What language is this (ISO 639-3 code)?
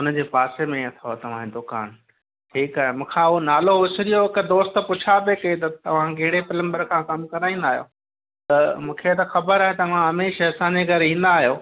snd